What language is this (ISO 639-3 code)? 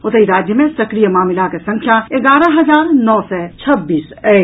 mai